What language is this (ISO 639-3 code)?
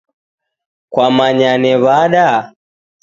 dav